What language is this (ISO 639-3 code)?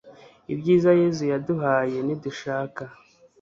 kin